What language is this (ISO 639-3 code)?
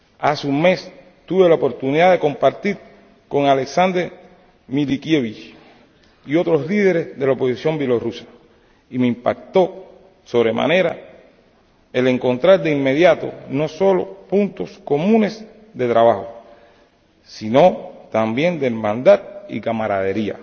spa